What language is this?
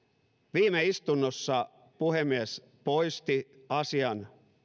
Finnish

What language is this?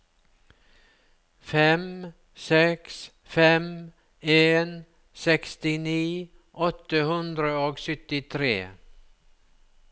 Norwegian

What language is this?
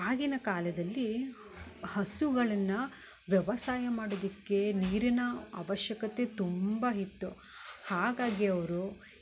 Kannada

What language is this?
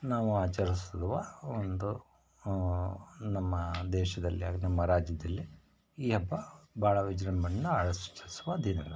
Kannada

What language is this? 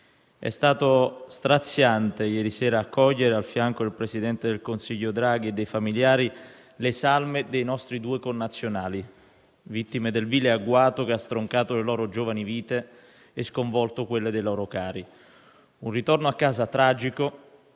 Italian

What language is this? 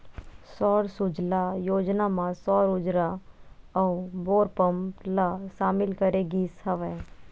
Chhattisgarhi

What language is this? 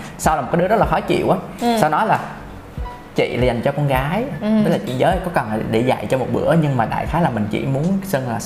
Vietnamese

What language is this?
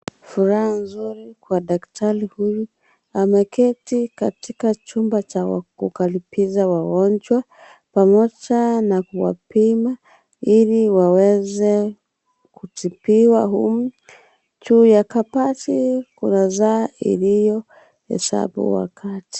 Swahili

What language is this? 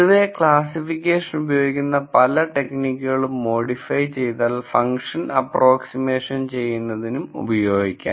Malayalam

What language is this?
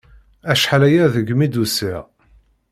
Kabyle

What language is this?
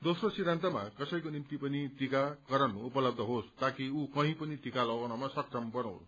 Nepali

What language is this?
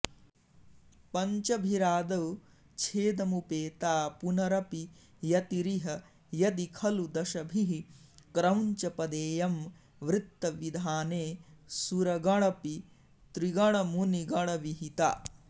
Sanskrit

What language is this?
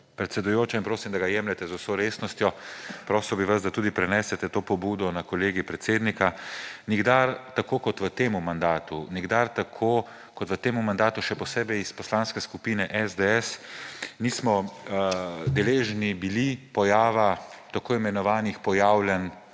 Slovenian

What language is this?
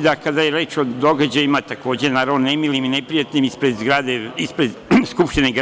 Serbian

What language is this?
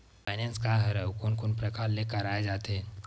Chhattisgarhi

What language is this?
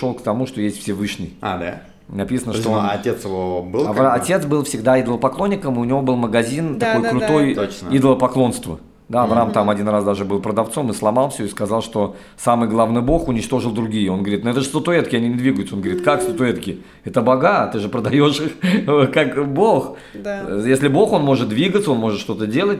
Russian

